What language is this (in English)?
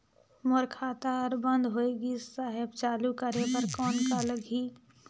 Chhattisgarhi